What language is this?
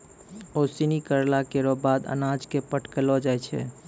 Maithili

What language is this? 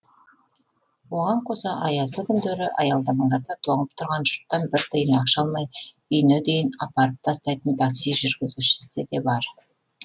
Kazakh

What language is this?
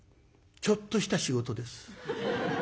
Japanese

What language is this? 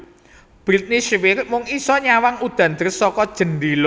Javanese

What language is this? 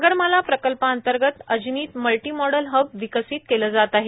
Marathi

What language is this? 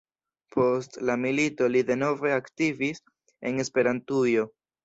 Esperanto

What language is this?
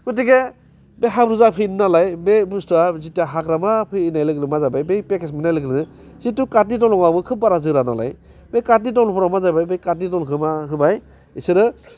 Bodo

